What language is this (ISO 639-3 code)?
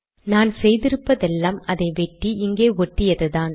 tam